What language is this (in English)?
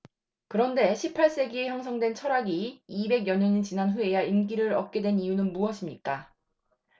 Korean